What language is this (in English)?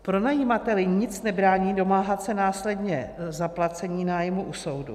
Czech